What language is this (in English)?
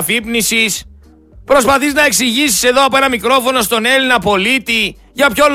Greek